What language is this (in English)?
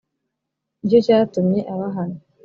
Kinyarwanda